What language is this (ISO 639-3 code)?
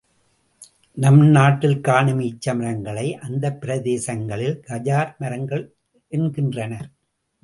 tam